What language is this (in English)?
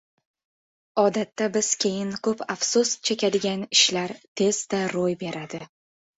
Uzbek